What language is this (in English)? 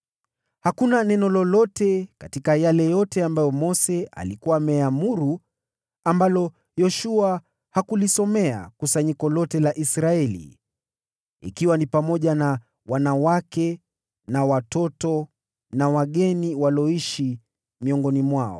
Swahili